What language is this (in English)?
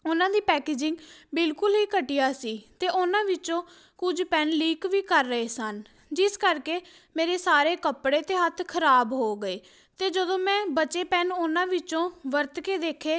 Punjabi